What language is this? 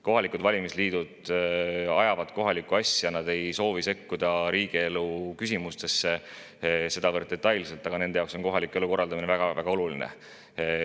Estonian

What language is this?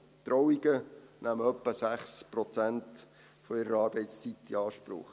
Swiss German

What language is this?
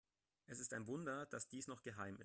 German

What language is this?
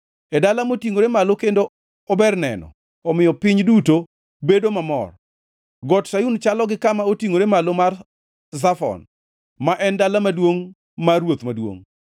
Luo (Kenya and Tanzania)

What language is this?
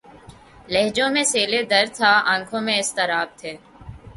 Urdu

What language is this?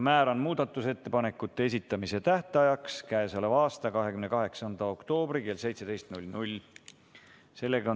Estonian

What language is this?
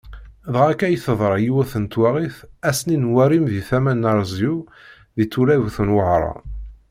Kabyle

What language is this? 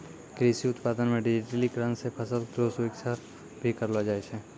Maithili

